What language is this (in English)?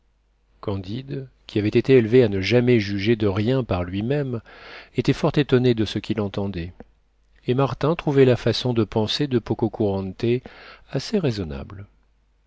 French